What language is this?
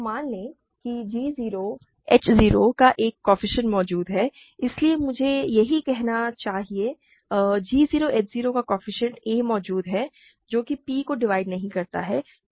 Hindi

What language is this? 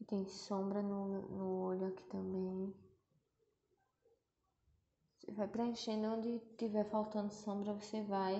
Portuguese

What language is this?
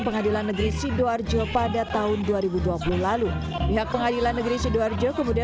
Indonesian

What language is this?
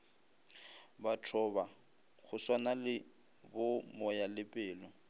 Northern Sotho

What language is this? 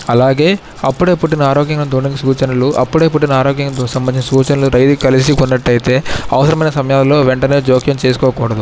Telugu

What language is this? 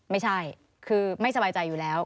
Thai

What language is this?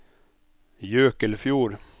Norwegian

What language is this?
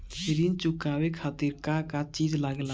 Bhojpuri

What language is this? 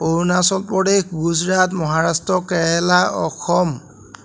Assamese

